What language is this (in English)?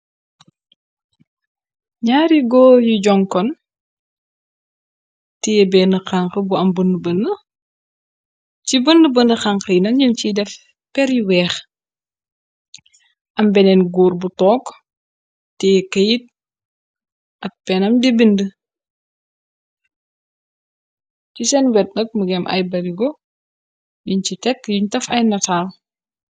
Wolof